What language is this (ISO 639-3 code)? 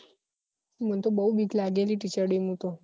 guj